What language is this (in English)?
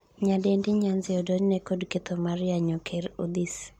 Luo (Kenya and Tanzania)